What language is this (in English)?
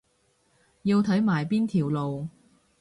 Cantonese